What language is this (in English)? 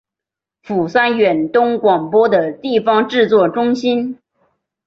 Chinese